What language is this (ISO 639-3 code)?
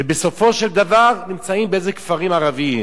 heb